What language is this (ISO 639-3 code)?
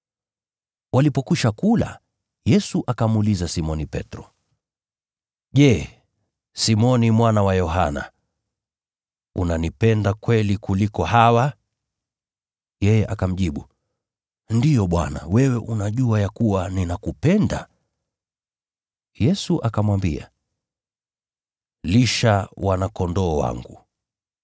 swa